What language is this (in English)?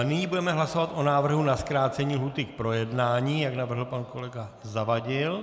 Czech